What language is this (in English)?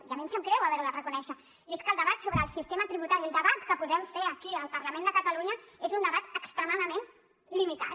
Catalan